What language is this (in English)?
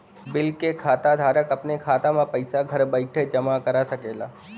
Bhojpuri